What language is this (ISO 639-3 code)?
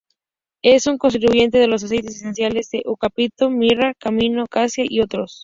spa